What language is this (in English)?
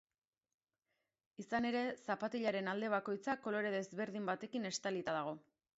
Basque